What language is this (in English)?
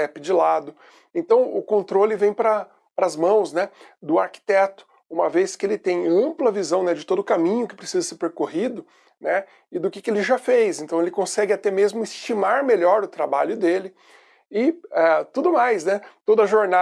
Portuguese